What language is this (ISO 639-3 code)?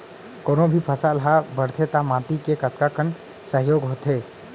hne